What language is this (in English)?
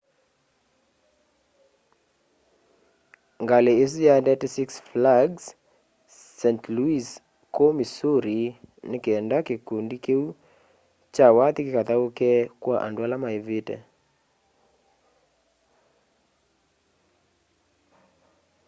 Kamba